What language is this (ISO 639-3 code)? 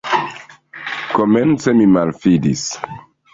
epo